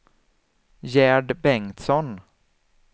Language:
Swedish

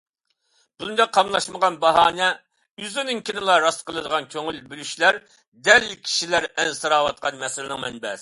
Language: Uyghur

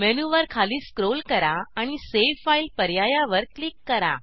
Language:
Marathi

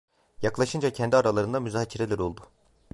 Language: Turkish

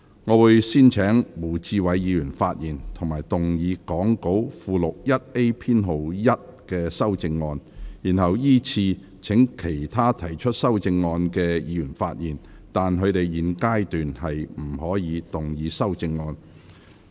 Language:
Cantonese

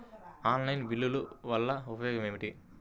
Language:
Telugu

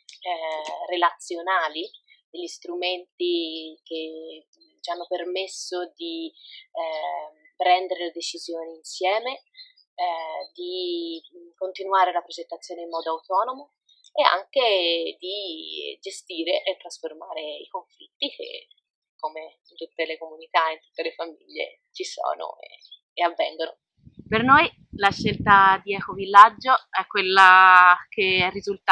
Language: Italian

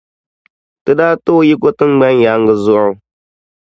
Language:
Dagbani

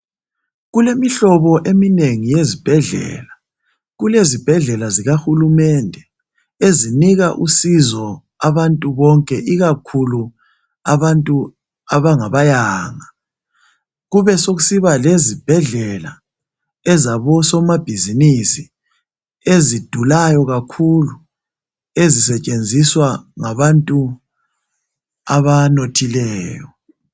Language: North Ndebele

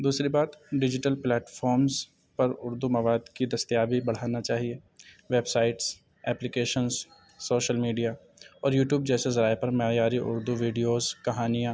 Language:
Urdu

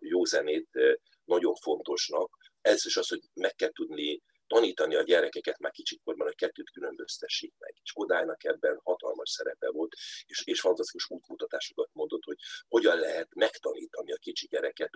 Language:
Hungarian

